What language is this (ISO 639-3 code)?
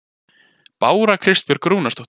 isl